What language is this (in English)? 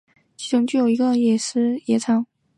Chinese